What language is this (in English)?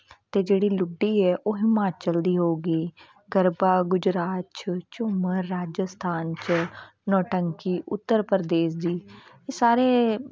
Punjabi